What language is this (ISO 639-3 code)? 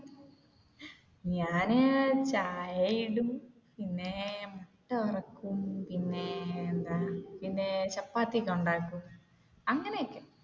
mal